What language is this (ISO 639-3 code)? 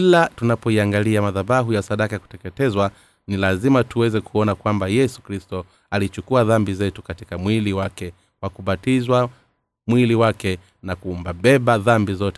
swa